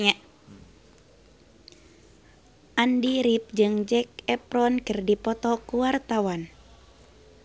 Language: Sundanese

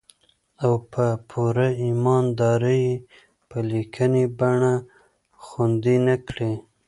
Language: Pashto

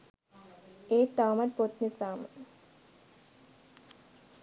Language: Sinhala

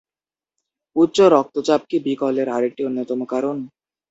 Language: Bangla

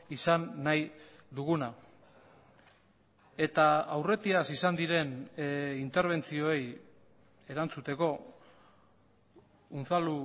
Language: Basque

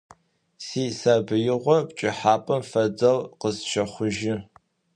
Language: Adyghe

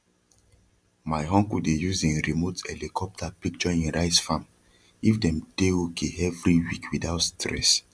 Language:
Nigerian Pidgin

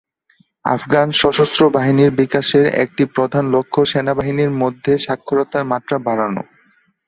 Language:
Bangla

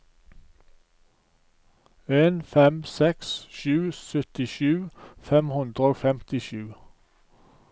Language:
Norwegian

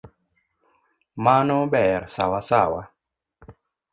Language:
Luo (Kenya and Tanzania)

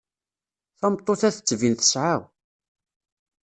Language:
Kabyle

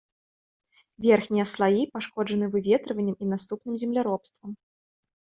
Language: Belarusian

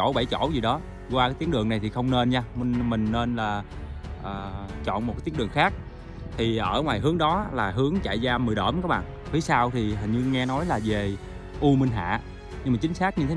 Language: Vietnamese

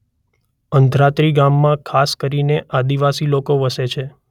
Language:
Gujarati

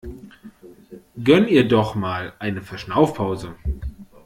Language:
German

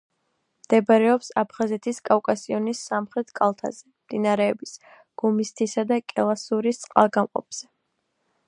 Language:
Georgian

